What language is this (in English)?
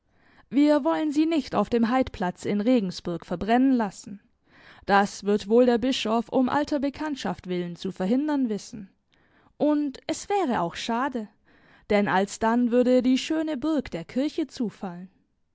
German